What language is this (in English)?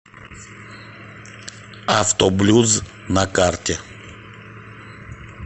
Russian